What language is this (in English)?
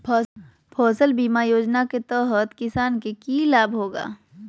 Magahi